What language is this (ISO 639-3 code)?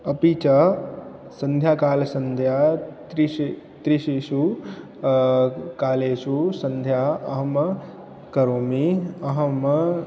san